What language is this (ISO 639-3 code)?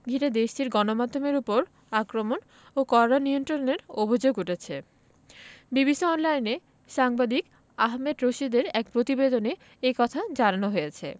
ben